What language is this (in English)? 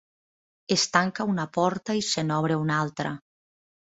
Catalan